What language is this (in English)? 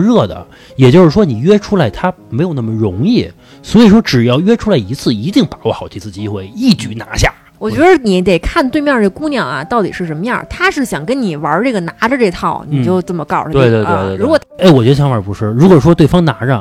Chinese